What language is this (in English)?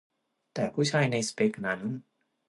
Thai